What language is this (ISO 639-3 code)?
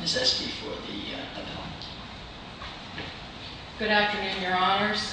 eng